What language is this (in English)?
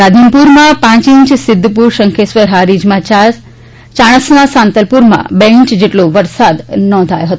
Gujarati